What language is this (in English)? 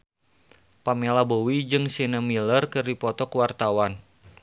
Sundanese